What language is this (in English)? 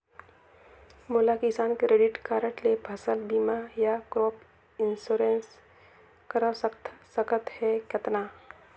Chhattisgarhi